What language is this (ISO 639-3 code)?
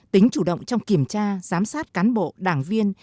vie